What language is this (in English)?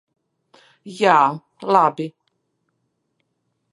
Latvian